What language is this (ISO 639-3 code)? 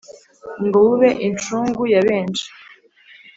kin